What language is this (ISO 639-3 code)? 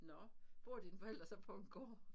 dan